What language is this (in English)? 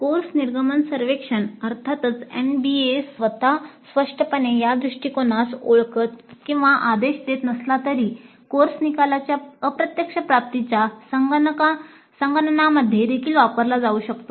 Marathi